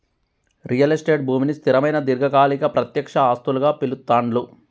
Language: Telugu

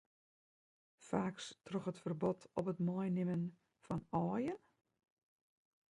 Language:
Western Frisian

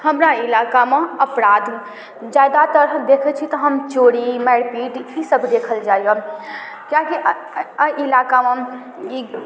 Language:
Maithili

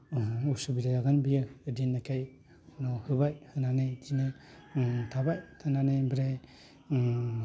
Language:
Bodo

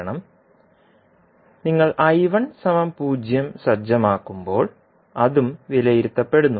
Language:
Malayalam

